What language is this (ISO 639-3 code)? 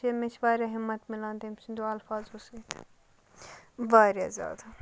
kas